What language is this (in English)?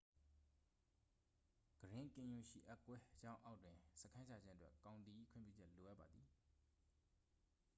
Burmese